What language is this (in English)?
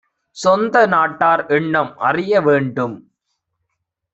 Tamil